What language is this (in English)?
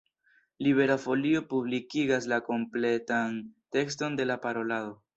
Esperanto